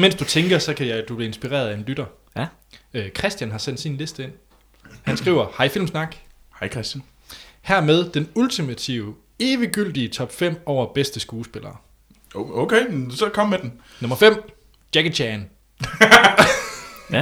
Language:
Danish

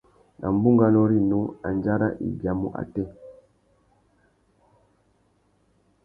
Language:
Tuki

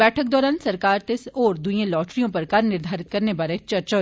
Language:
Dogri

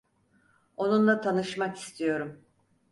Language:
Turkish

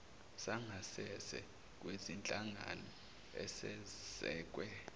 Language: Zulu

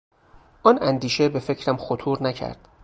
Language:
Persian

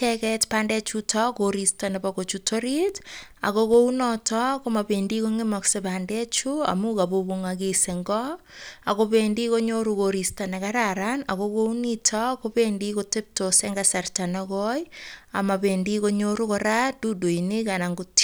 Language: Kalenjin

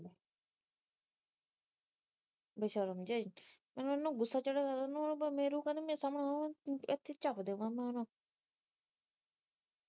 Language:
Punjabi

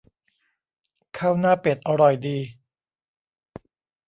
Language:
Thai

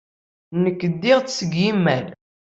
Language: Kabyle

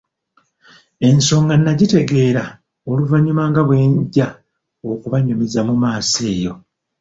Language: Ganda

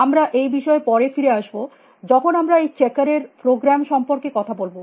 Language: Bangla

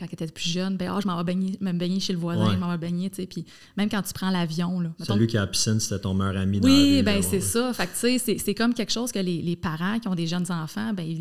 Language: French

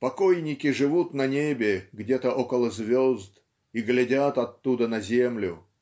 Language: Russian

